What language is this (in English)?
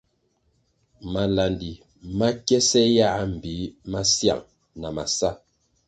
Kwasio